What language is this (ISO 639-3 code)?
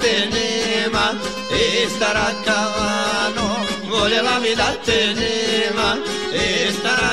ron